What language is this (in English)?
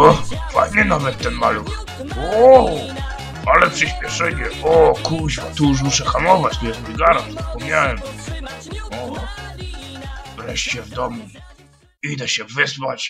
Polish